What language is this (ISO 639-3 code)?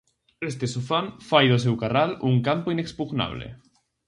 glg